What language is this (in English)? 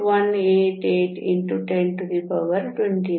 Kannada